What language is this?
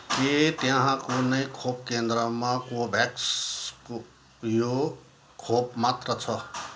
Nepali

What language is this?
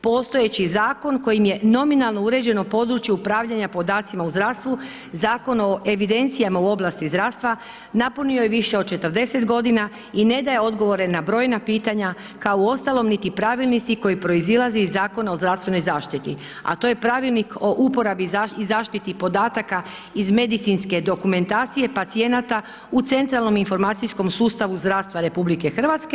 Croatian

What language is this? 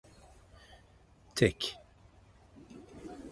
Turkish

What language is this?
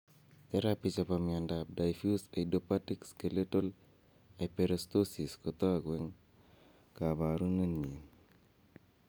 Kalenjin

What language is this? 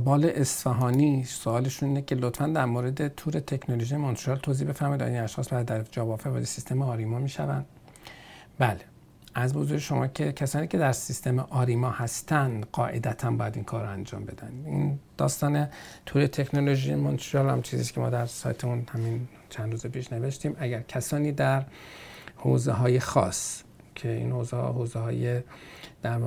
Persian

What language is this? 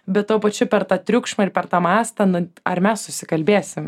Lithuanian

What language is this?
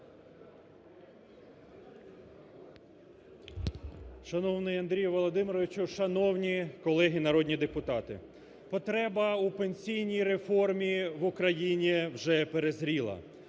Ukrainian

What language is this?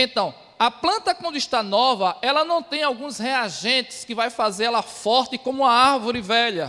Portuguese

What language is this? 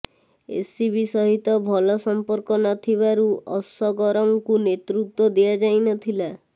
Odia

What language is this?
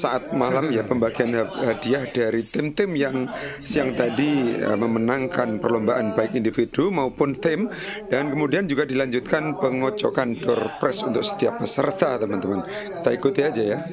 Indonesian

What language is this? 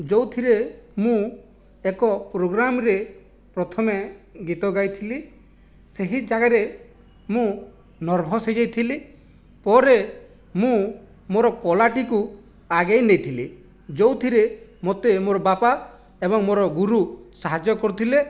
Odia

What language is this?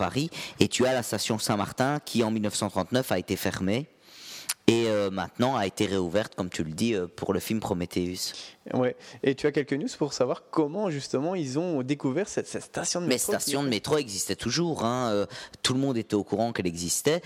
French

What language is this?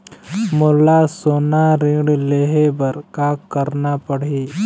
Chhattisgarhi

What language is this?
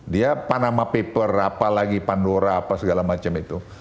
Indonesian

